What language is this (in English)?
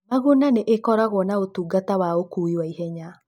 Kikuyu